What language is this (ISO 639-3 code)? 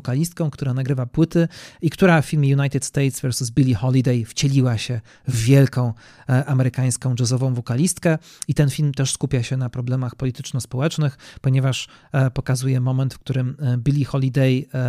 pol